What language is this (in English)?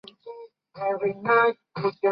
Chinese